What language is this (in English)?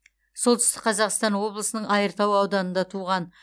Kazakh